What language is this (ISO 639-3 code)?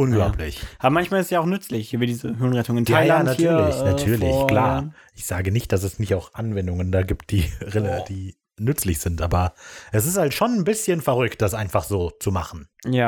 deu